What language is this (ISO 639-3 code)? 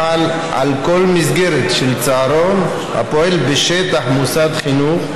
heb